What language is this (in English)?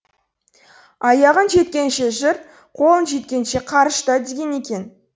Kazakh